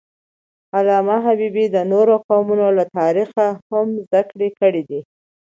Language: Pashto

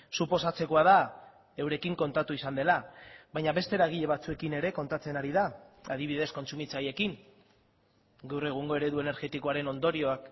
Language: Basque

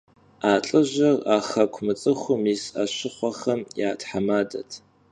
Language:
Kabardian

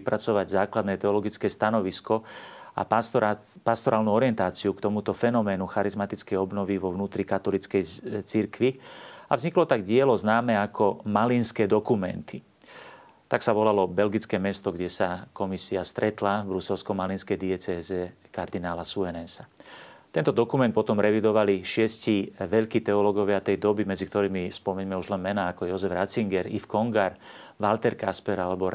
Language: Slovak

